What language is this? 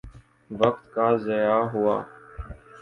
Urdu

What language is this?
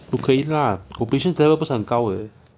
English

